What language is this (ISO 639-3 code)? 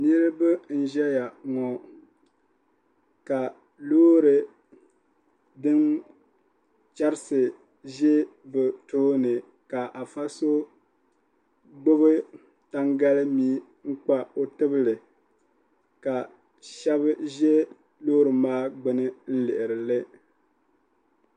dag